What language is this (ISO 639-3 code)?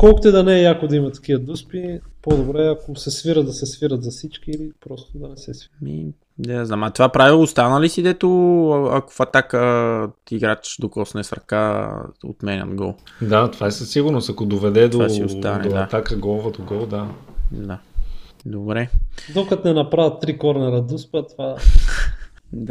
bul